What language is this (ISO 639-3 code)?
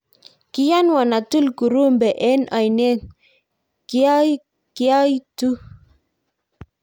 kln